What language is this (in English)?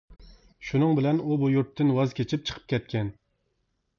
Uyghur